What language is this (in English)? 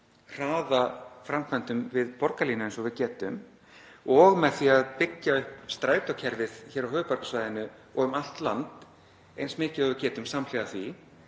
Icelandic